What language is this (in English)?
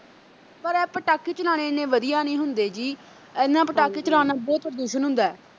Punjabi